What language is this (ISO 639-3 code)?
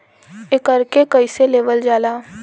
bho